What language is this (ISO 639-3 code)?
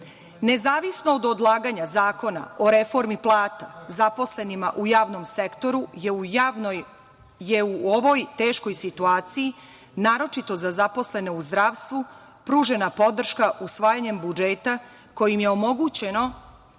srp